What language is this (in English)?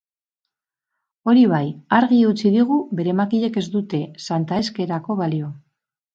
Basque